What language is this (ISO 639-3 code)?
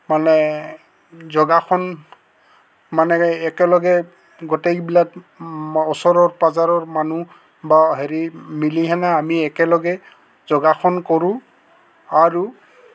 asm